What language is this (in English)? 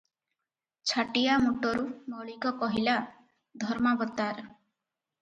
Odia